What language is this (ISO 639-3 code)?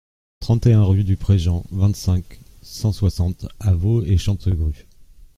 fra